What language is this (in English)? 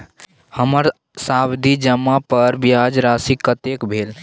Maithili